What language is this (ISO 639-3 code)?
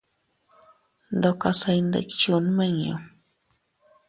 cut